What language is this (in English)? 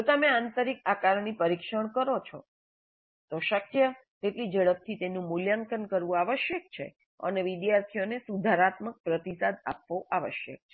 Gujarati